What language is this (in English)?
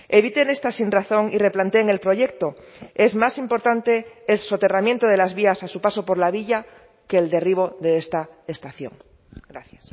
Spanish